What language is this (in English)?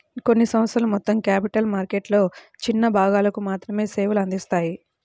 Telugu